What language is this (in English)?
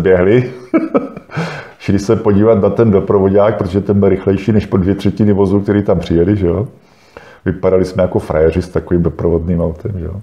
Czech